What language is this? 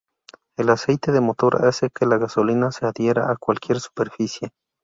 Spanish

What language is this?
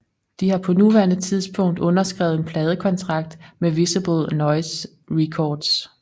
Danish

